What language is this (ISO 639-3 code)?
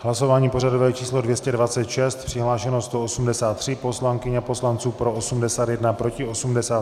ces